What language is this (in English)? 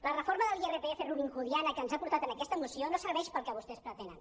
Catalan